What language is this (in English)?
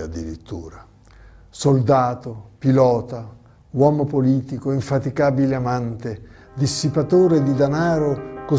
Italian